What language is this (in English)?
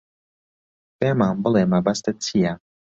Central Kurdish